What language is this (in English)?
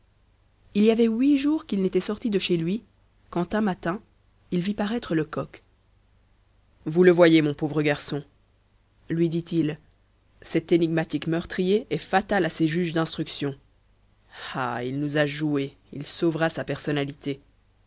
French